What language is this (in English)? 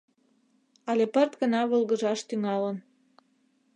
Mari